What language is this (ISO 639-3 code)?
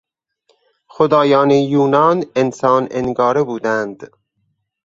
fas